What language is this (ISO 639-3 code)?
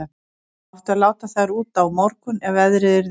isl